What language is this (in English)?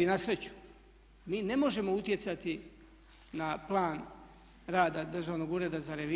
Croatian